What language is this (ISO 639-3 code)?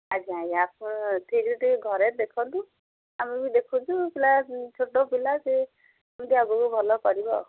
ori